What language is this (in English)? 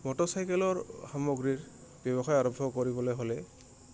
Assamese